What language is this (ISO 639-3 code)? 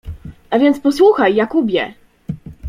pol